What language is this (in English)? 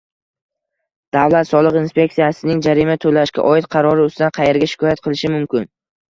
Uzbek